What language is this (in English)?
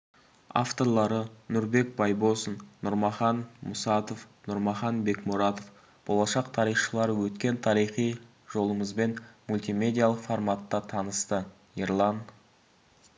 Kazakh